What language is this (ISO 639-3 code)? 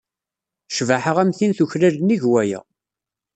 kab